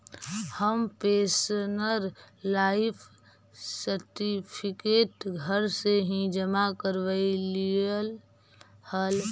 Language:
Magahi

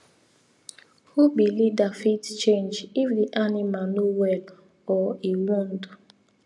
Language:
Nigerian Pidgin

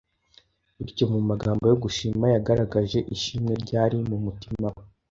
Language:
Kinyarwanda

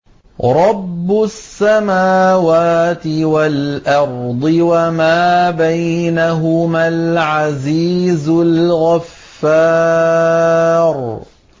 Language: Arabic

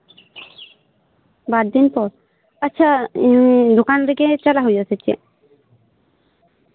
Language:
Santali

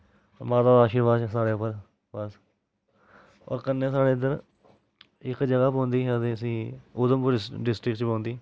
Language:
Dogri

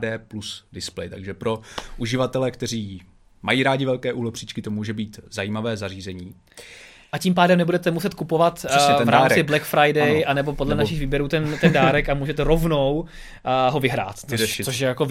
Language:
Czech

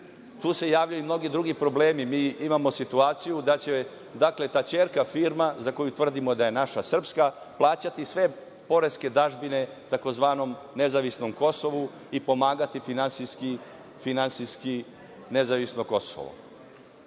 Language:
Serbian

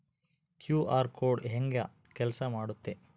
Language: Kannada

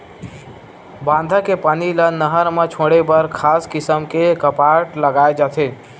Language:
Chhattisgarhi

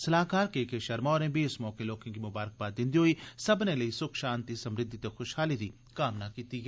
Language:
Dogri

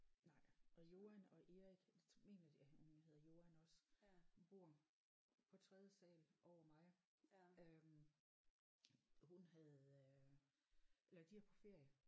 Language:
Danish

